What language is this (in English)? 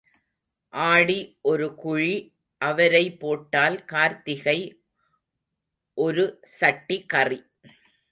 Tamil